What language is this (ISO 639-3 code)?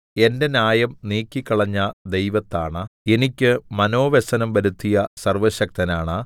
mal